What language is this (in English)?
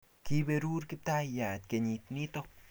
Kalenjin